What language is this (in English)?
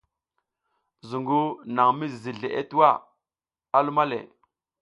South Giziga